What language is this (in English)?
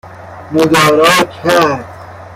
Persian